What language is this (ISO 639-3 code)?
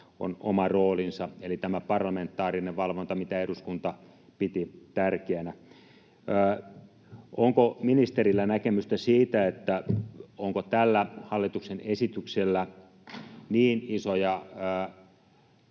fin